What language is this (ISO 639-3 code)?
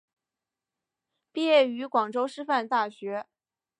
zho